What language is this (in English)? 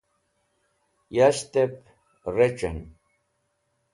Wakhi